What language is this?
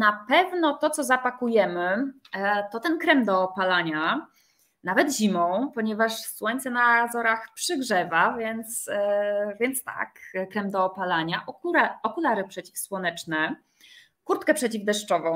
Polish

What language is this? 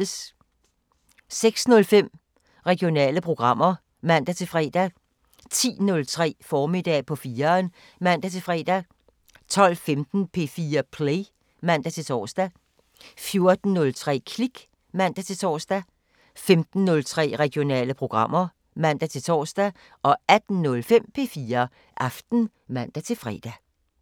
Danish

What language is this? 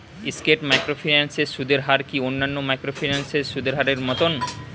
Bangla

